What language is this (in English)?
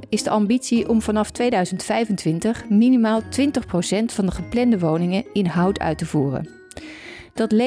Dutch